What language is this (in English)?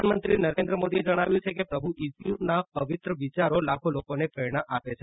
Gujarati